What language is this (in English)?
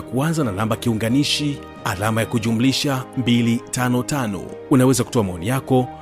Swahili